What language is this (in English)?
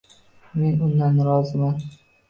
Uzbek